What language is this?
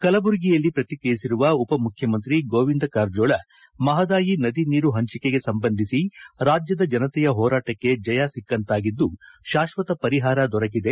Kannada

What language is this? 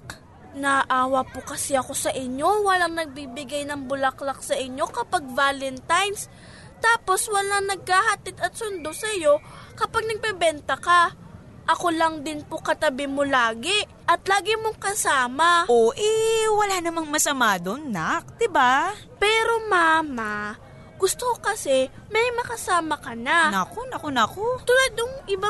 Filipino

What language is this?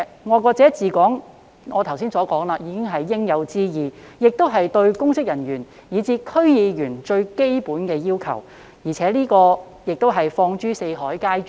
Cantonese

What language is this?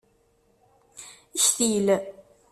Kabyle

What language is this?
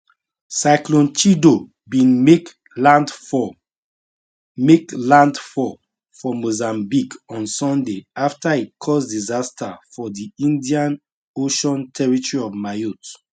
Nigerian Pidgin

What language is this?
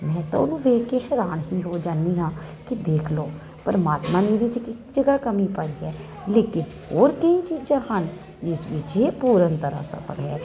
Punjabi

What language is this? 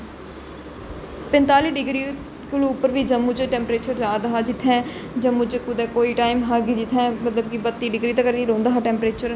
Dogri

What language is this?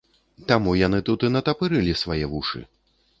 Belarusian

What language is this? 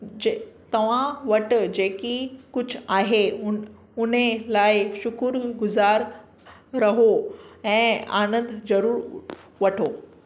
Sindhi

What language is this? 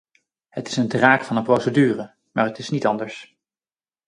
Dutch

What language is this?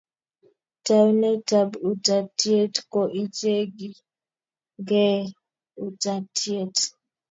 Kalenjin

